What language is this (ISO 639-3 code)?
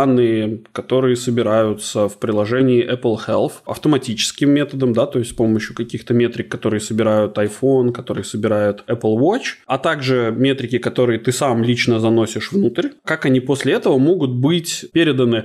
rus